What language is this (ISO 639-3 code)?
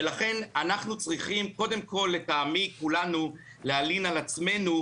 heb